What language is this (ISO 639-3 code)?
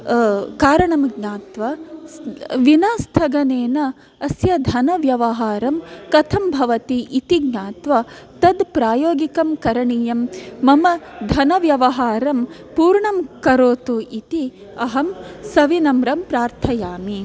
san